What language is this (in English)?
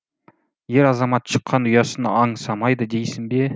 Kazakh